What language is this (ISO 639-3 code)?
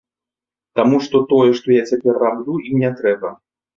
bel